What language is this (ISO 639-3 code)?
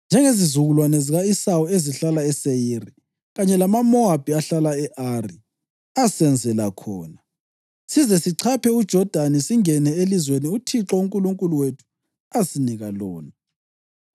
nde